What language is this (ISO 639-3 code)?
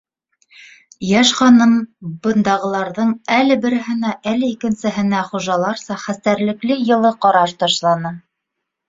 bak